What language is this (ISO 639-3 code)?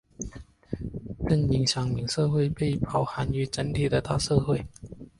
zho